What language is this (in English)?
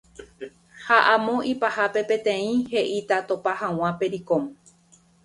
Guarani